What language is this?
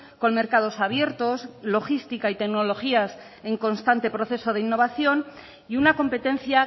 Spanish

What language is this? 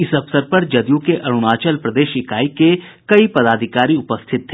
Hindi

